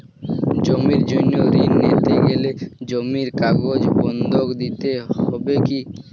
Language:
Bangla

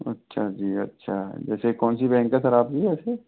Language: Hindi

